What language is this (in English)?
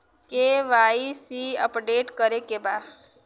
Bhojpuri